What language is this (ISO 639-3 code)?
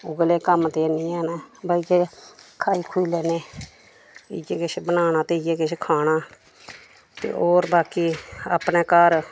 doi